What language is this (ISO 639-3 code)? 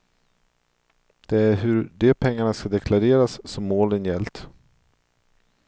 swe